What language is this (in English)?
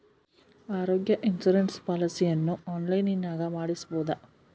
Kannada